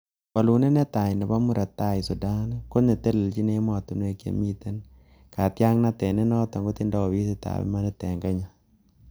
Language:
Kalenjin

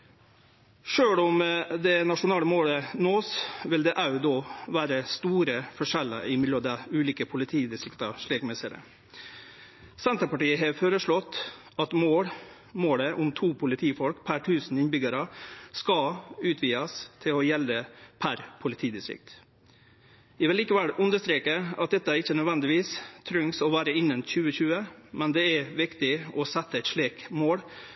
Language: Norwegian Nynorsk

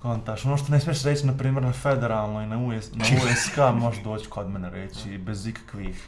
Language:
Bosnian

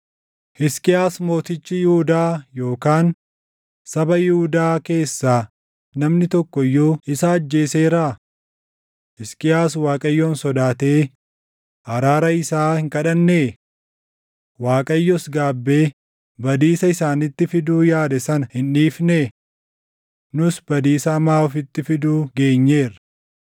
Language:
Oromo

